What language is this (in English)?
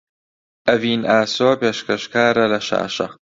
Central Kurdish